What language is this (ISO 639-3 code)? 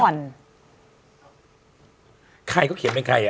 tha